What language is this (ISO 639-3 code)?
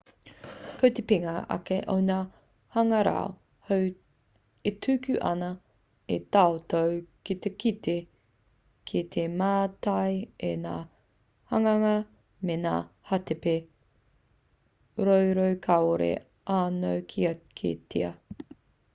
mri